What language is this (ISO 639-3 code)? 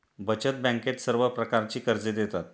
mar